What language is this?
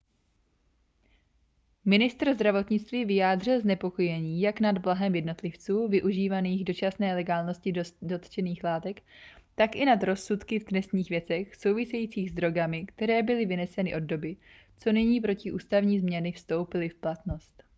Czech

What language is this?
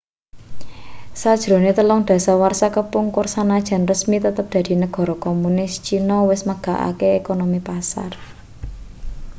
Javanese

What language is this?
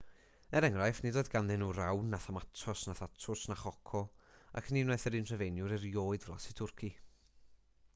Welsh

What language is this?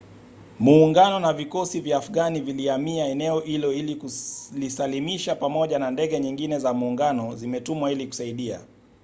Swahili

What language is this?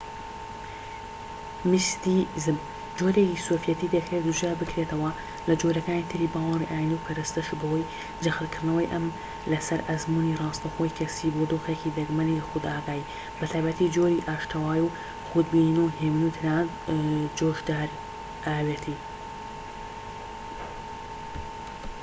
Central Kurdish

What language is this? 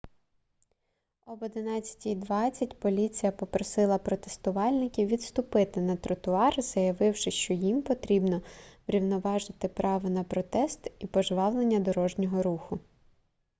Ukrainian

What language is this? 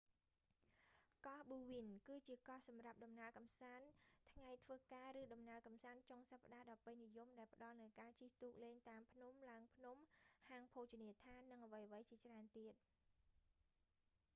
Khmer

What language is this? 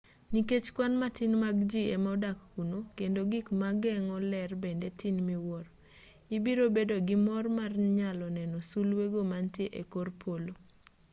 Luo (Kenya and Tanzania)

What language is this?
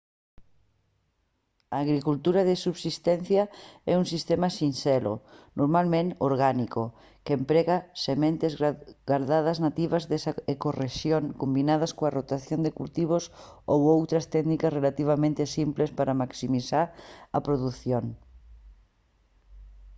Galician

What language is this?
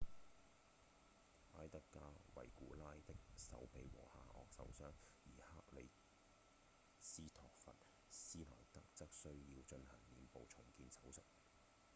Cantonese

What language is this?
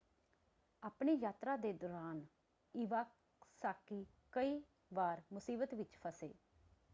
Punjabi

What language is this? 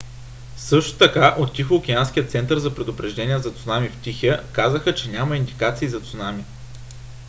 Bulgarian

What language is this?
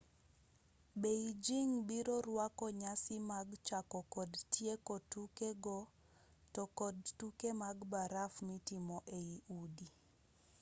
Luo (Kenya and Tanzania)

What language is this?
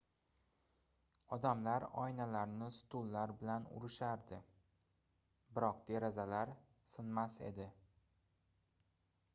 Uzbek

